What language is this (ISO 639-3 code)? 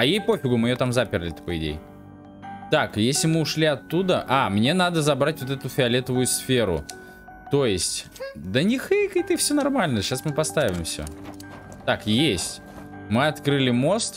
rus